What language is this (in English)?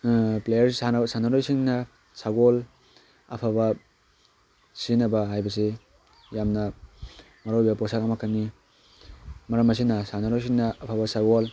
Manipuri